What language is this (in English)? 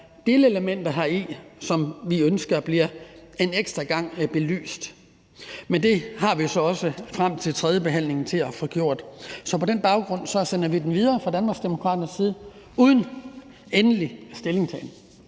Danish